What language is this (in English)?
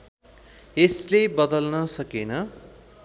Nepali